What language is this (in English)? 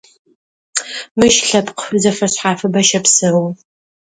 Adyghe